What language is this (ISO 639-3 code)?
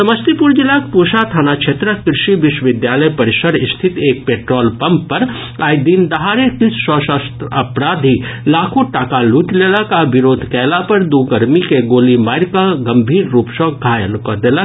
mai